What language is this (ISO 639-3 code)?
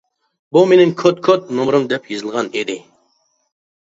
uig